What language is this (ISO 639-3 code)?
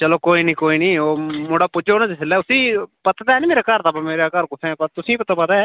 doi